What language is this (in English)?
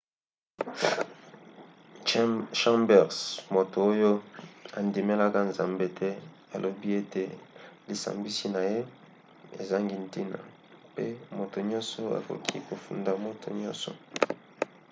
Lingala